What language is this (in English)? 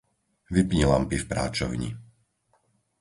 Slovak